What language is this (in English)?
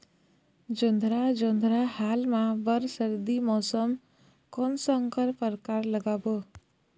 Chhattisgarhi